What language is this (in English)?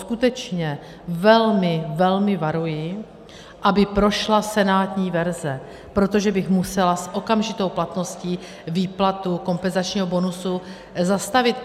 Czech